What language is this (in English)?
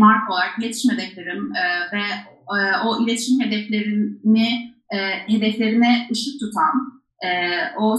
Turkish